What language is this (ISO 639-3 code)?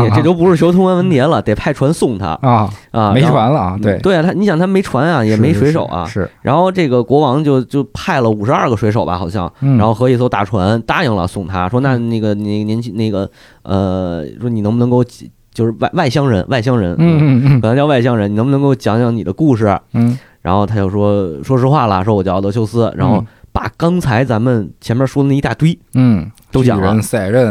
zho